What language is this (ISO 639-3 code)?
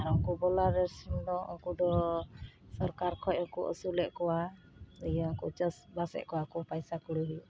sat